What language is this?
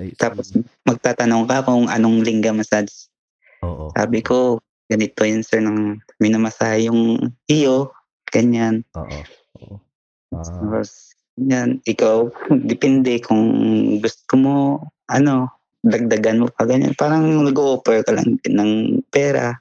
Filipino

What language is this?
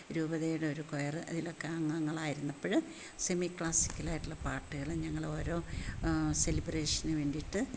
Malayalam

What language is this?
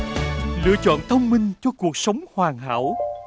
Vietnamese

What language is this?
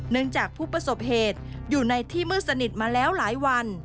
Thai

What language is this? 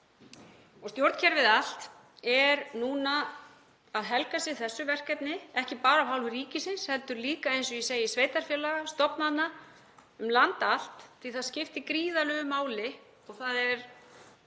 Icelandic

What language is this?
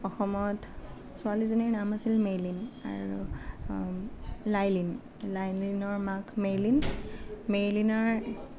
Assamese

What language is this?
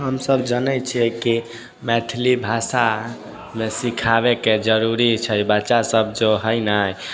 Maithili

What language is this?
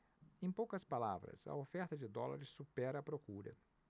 Portuguese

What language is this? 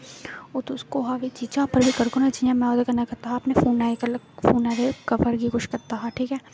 Dogri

